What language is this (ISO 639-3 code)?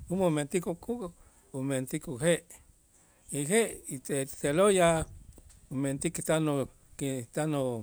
itz